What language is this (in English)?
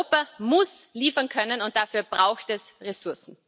German